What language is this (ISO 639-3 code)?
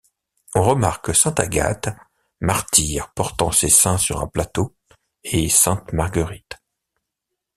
fra